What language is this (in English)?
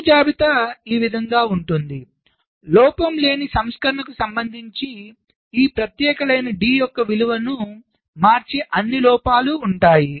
Telugu